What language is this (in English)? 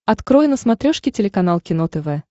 Russian